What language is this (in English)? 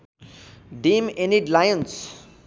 Nepali